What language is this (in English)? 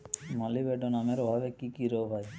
Bangla